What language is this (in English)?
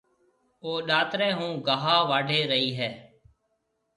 Marwari (Pakistan)